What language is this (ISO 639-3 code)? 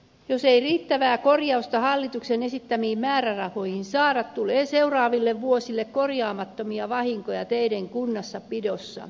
fin